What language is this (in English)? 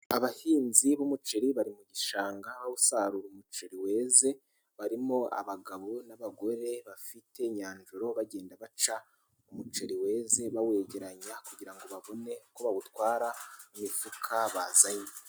Kinyarwanda